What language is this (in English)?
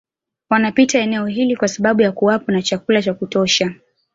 Swahili